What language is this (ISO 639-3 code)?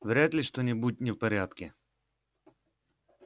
rus